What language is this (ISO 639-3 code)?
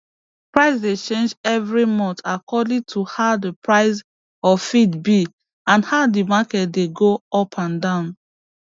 pcm